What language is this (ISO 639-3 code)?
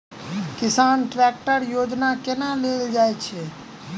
mai